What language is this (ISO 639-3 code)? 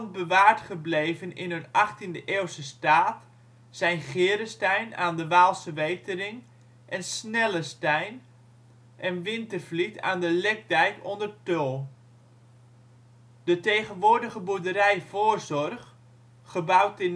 nld